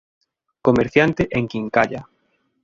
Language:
Galician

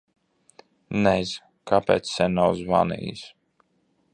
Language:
Latvian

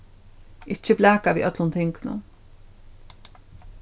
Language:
Faroese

